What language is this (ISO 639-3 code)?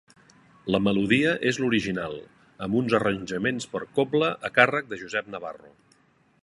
cat